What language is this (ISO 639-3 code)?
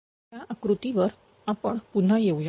mar